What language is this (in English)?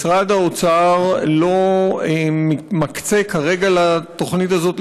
Hebrew